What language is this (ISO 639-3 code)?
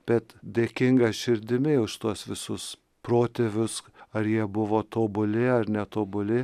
lit